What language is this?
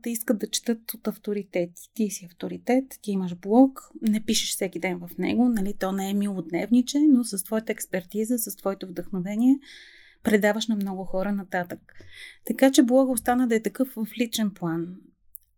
Bulgarian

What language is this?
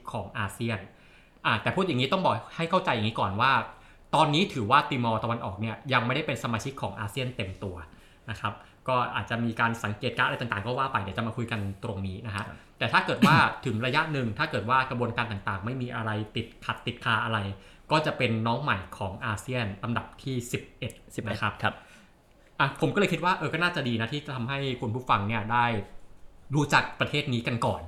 Thai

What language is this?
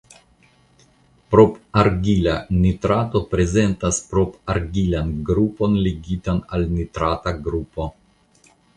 Esperanto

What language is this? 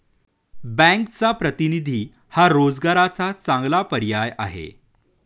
Marathi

